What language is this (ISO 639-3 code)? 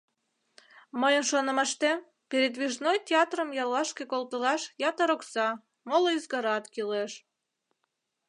chm